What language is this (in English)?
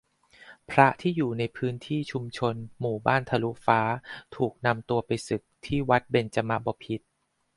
Thai